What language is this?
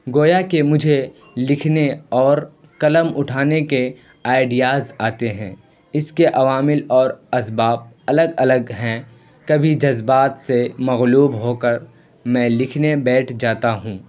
Urdu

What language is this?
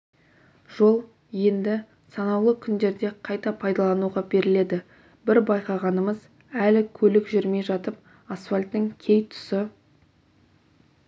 Kazakh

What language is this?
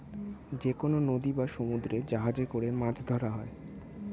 Bangla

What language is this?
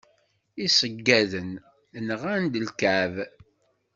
Kabyle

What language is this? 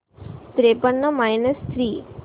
Marathi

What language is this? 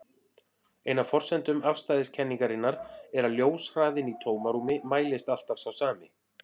Icelandic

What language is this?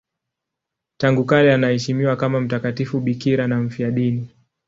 Swahili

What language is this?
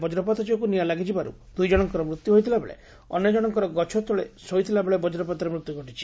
Odia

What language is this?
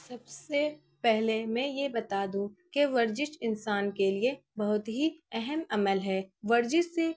Urdu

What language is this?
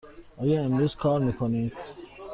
Persian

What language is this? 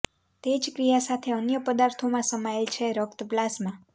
Gujarati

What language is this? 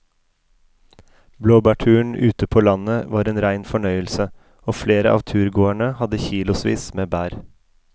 Norwegian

